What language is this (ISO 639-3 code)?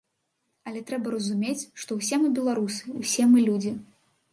bel